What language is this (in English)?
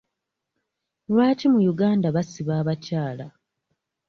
Ganda